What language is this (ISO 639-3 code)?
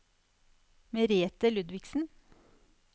nor